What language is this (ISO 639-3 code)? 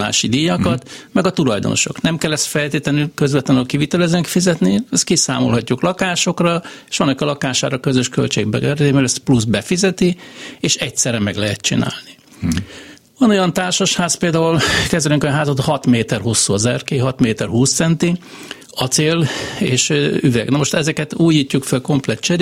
hun